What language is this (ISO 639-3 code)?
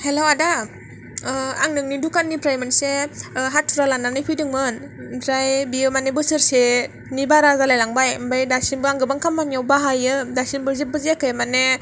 brx